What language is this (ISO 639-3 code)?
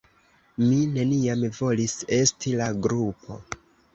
epo